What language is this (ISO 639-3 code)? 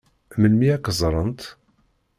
kab